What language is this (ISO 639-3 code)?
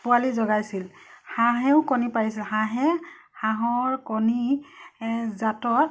asm